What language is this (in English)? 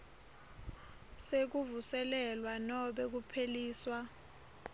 Swati